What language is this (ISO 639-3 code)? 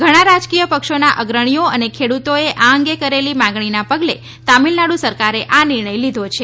guj